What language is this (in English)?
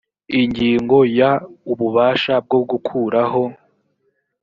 Kinyarwanda